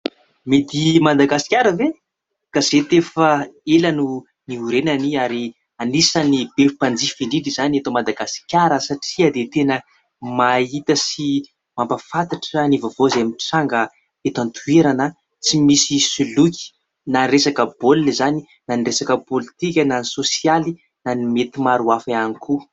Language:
Malagasy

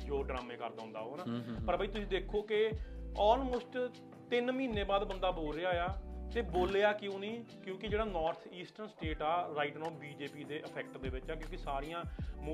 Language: Punjabi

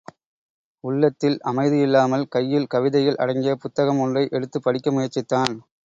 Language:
Tamil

